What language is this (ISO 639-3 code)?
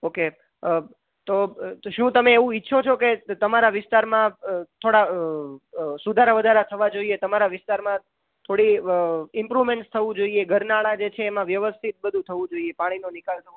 guj